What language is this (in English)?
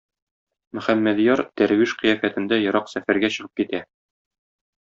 Tatar